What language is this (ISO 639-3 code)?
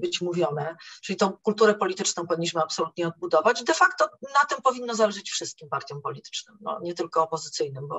pol